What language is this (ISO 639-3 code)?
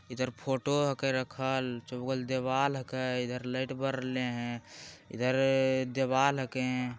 mag